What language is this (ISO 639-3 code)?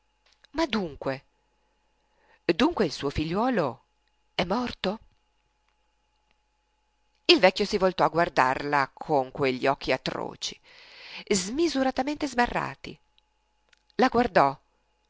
ita